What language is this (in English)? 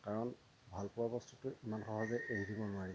Assamese